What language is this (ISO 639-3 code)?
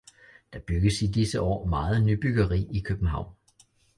dan